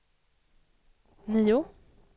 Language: Swedish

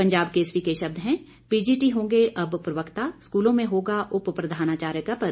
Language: Hindi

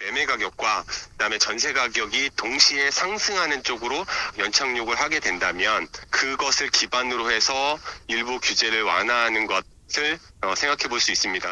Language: Korean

